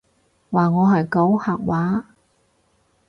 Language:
Cantonese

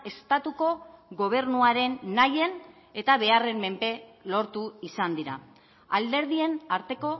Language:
Basque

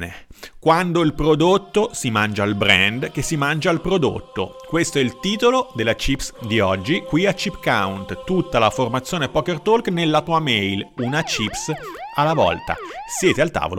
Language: Italian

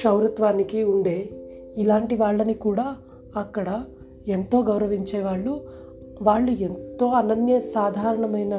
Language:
Telugu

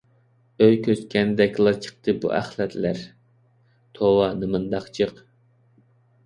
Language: Uyghur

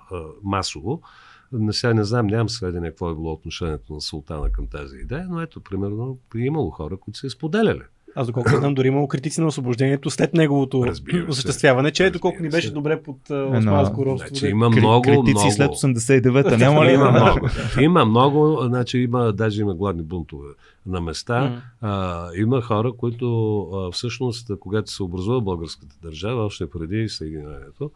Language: Bulgarian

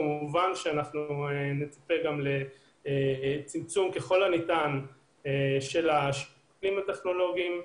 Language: Hebrew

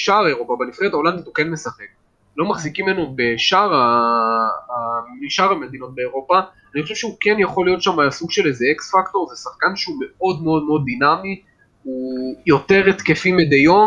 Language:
Hebrew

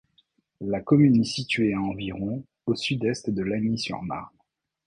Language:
French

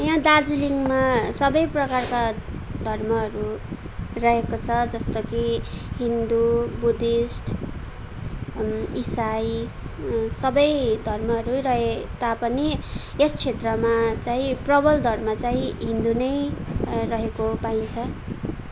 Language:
Nepali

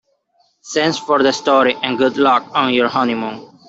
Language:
English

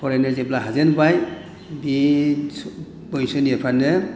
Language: Bodo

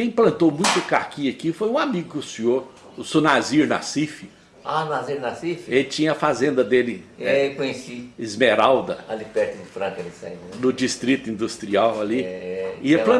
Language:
Portuguese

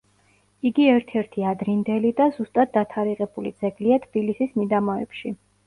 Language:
Georgian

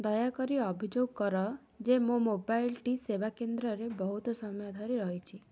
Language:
Odia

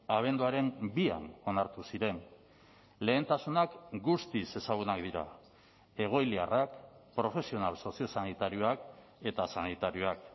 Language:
Basque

